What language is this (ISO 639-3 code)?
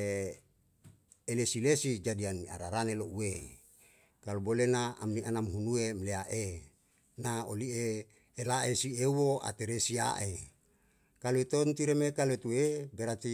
jal